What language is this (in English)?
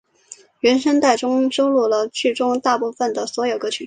Chinese